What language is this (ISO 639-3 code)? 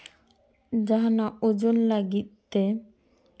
sat